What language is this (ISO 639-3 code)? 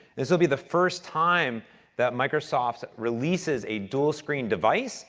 eng